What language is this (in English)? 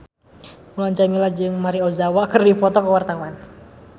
Sundanese